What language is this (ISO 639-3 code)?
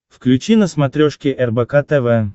rus